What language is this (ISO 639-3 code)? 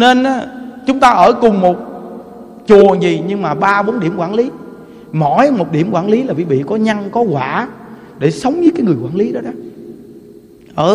vie